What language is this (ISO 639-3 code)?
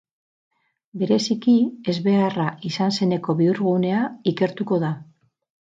eus